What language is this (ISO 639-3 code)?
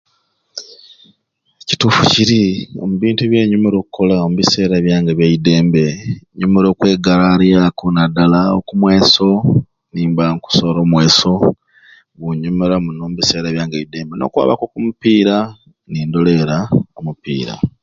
ruc